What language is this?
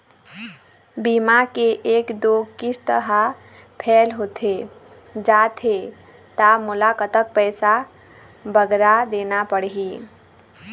Chhattisgarhi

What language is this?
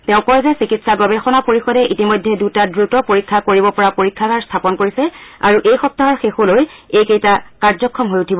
Assamese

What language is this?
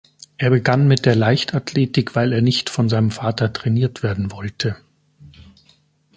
German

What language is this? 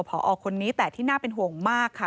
Thai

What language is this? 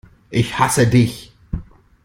German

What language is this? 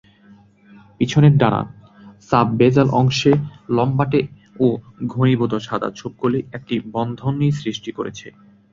Bangla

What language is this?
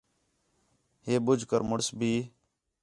Khetrani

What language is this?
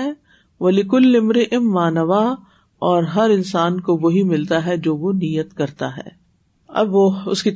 Urdu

